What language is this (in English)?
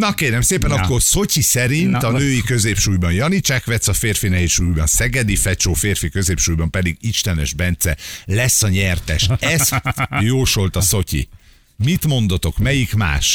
Hungarian